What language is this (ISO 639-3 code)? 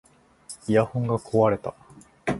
jpn